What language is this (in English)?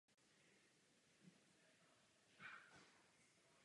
Czech